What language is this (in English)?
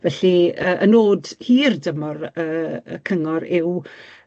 Welsh